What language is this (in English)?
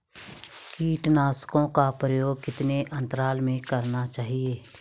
Hindi